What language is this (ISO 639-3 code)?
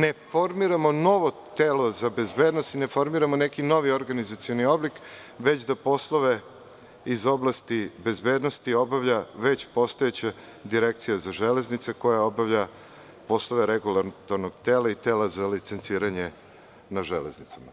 srp